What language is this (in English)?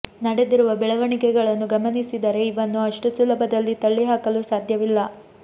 Kannada